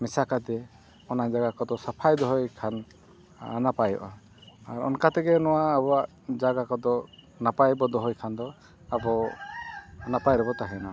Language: Santali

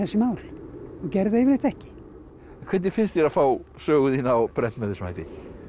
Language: Icelandic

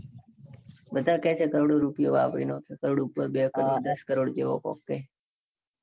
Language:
Gujarati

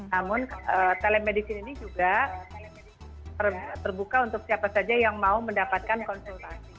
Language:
Indonesian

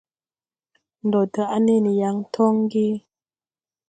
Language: Tupuri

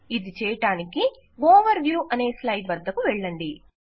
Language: Telugu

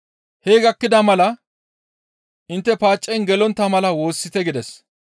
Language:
Gamo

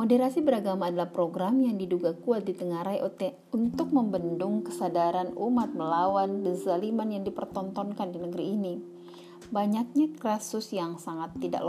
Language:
Indonesian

